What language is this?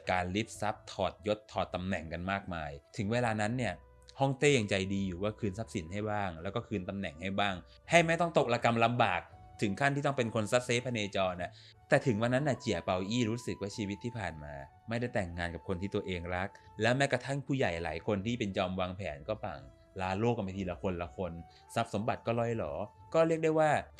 Thai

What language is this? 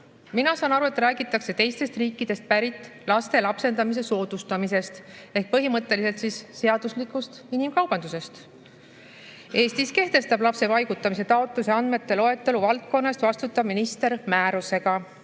Estonian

